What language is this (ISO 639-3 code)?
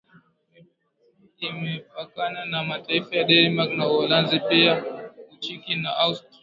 swa